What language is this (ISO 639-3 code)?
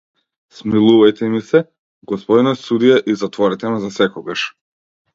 mkd